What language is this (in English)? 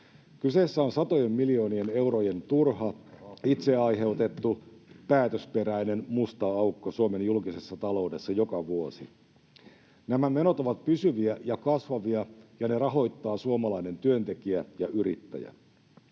Finnish